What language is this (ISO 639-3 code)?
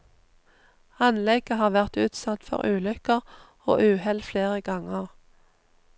nor